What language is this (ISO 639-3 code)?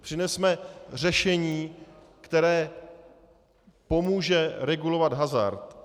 ces